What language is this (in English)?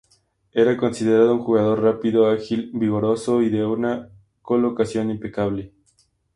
Spanish